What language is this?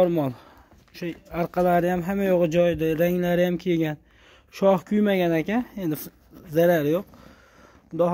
Turkish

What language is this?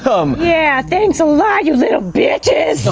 English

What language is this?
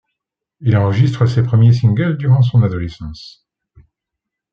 French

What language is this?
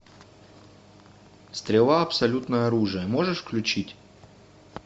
Russian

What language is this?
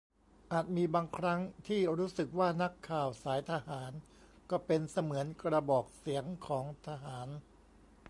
Thai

